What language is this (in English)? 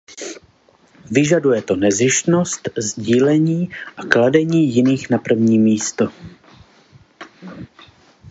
Czech